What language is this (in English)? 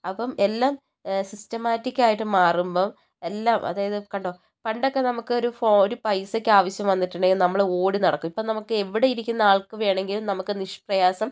Malayalam